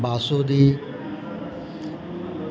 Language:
Gujarati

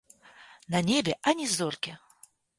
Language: Belarusian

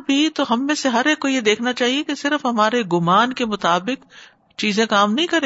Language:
Urdu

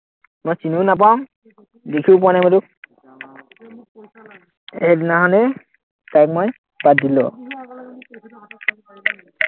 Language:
Assamese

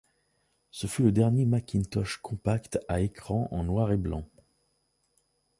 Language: French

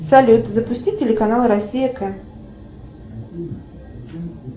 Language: Russian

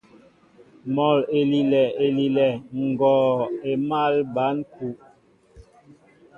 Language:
Mbo (Cameroon)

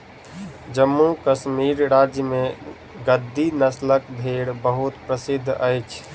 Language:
Maithili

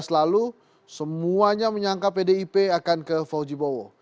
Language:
Indonesian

